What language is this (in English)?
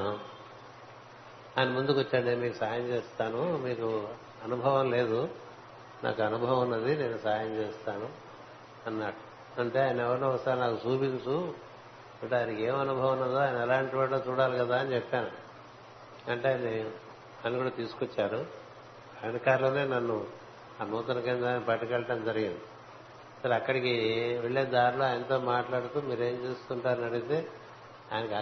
Telugu